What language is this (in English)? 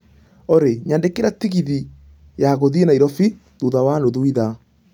Kikuyu